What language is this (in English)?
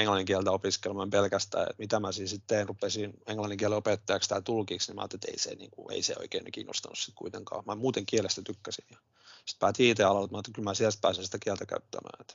Finnish